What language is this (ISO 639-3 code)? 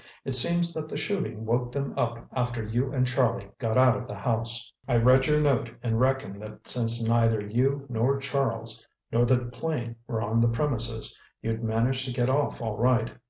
eng